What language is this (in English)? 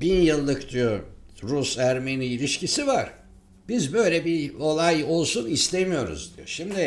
Turkish